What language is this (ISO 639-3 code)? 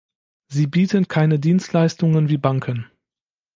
deu